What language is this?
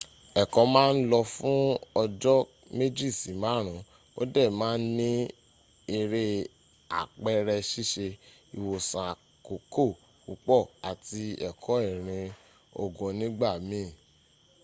Yoruba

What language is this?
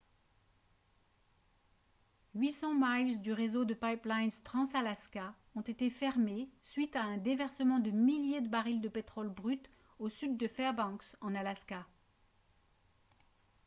French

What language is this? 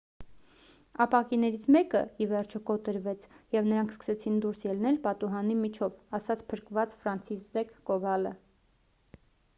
Armenian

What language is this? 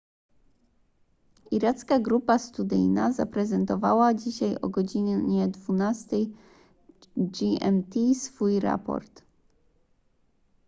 Polish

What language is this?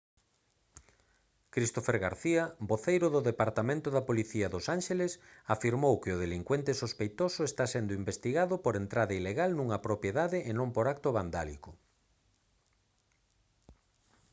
Galician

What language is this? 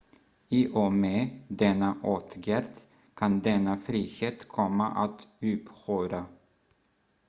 Swedish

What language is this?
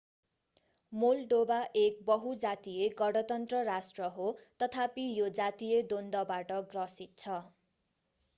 Nepali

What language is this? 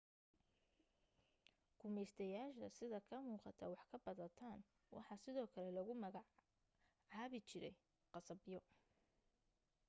Somali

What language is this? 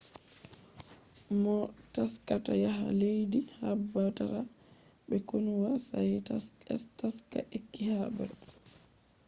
Fula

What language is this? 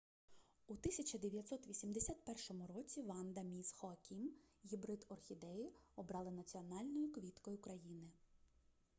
Ukrainian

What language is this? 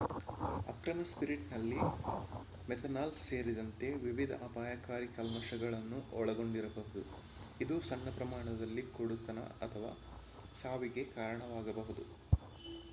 Kannada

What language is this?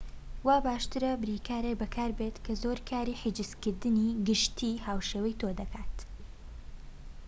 Central Kurdish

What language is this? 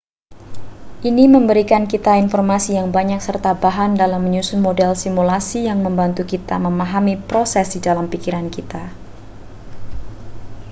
Indonesian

